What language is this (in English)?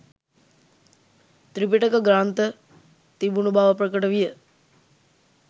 Sinhala